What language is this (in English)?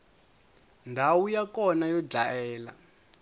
Tsonga